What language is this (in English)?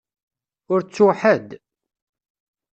Kabyle